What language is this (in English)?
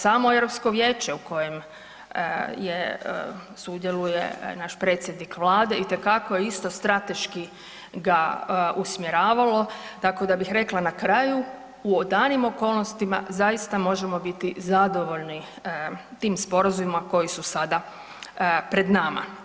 Croatian